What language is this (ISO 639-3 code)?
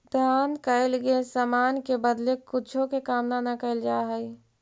mag